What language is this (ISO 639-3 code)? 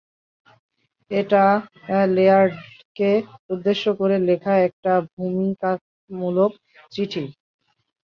ben